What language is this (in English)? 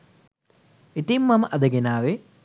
Sinhala